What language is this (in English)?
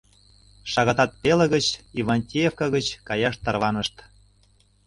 Mari